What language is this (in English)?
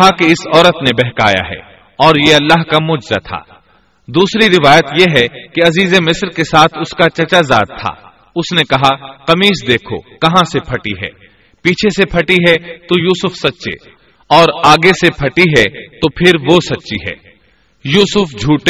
Urdu